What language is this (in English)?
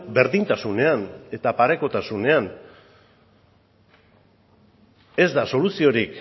Basque